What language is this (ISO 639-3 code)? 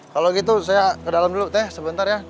ind